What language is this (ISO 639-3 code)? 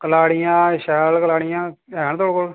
doi